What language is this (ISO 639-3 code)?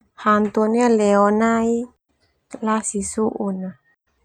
twu